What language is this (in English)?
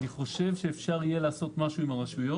Hebrew